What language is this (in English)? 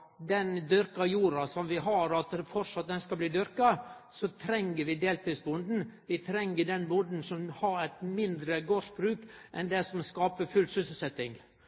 Norwegian Nynorsk